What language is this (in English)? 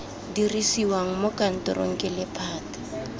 Tswana